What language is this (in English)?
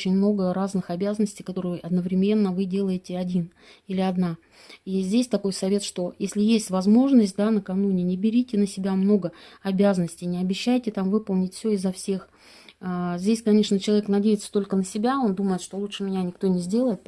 Russian